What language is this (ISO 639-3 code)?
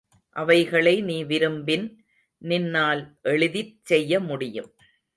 tam